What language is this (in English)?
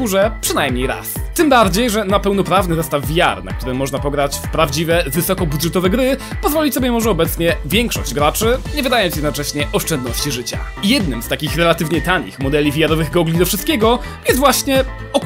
Polish